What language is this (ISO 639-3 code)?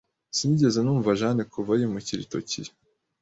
kin